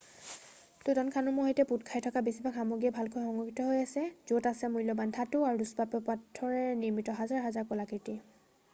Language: Assamese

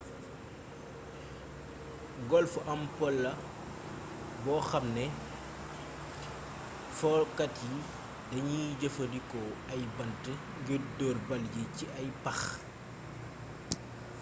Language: Wolof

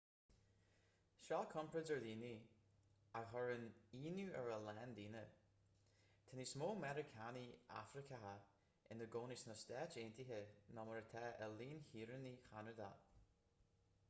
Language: Irish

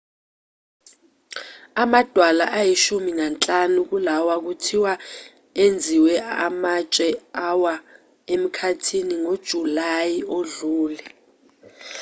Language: Zulu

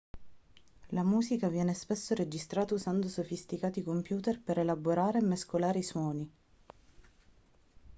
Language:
Italian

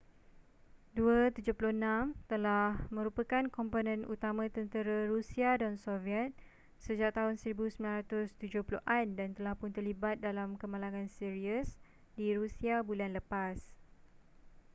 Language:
Malay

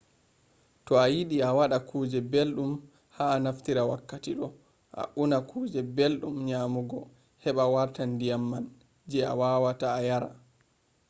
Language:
Fula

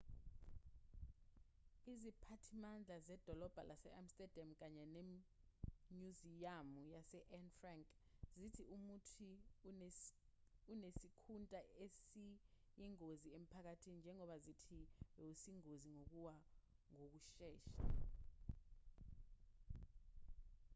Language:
Zulu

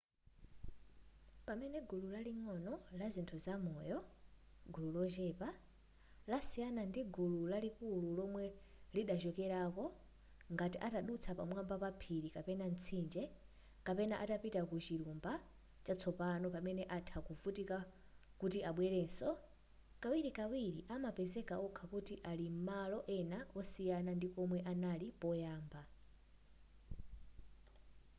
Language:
Nyanja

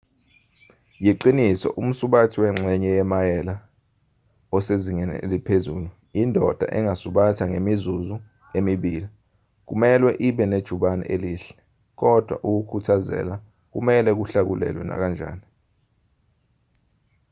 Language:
Zulu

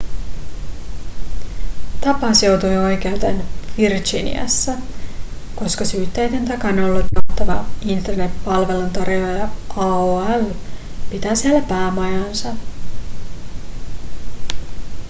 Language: Finnish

